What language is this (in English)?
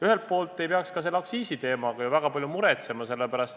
Estonian